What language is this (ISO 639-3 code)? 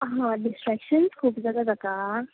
kok